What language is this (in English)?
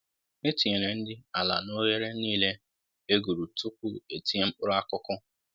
Igbo